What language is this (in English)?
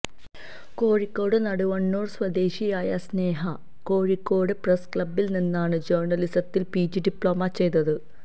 Malayalam